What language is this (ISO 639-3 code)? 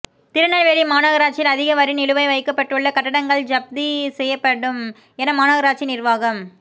tam